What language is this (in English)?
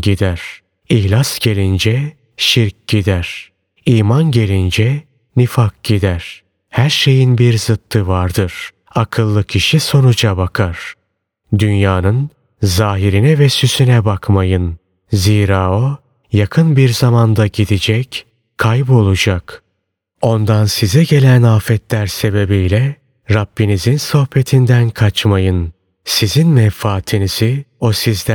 Turkish